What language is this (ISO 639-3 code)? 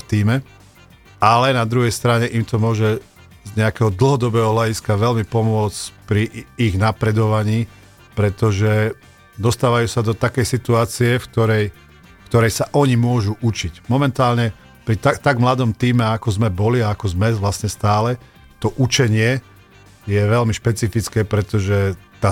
slk